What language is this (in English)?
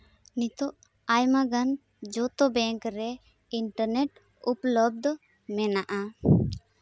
Santali